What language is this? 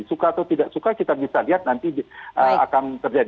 Indonesian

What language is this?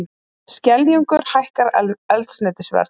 Icelandic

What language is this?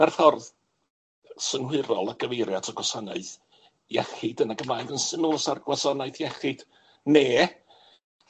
Welsh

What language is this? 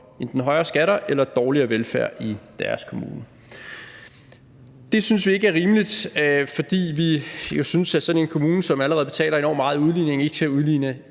Danish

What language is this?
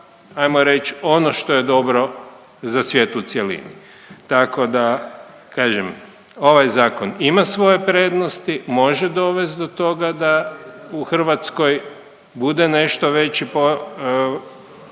Croatian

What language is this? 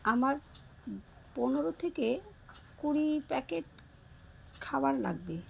Bangla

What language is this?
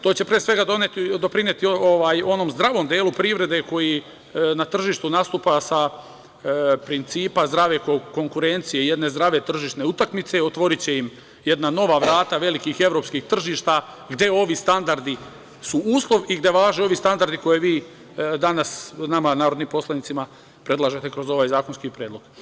Serbian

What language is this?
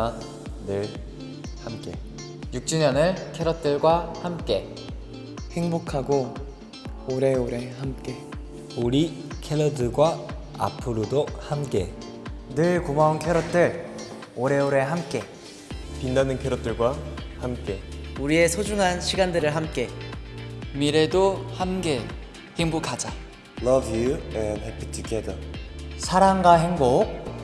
Korean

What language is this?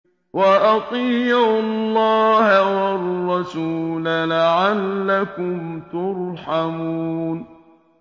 Arabic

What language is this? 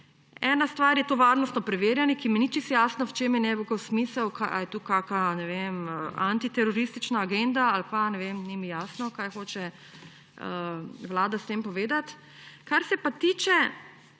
Slovenian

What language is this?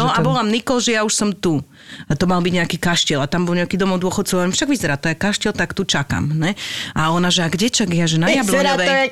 Slovak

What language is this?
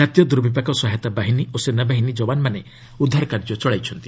Odia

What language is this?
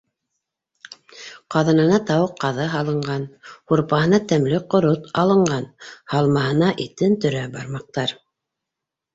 Bashkir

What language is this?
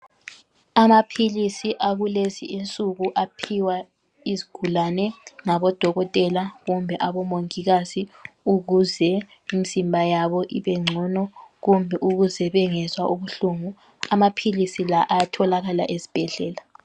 North Ndebele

